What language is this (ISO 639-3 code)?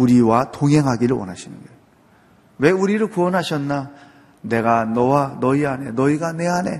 kor